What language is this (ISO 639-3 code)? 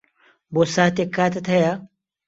ckb